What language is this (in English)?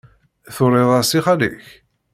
Kabyle